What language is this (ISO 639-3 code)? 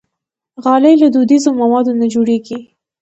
pus